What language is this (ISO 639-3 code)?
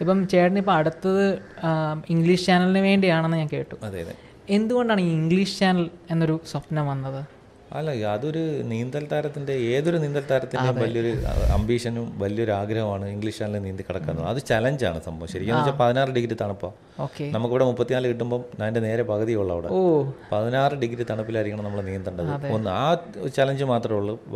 mal